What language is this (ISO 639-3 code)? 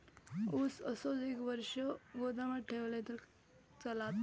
mar